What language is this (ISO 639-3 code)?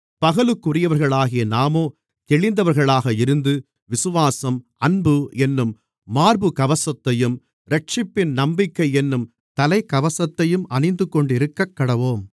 tam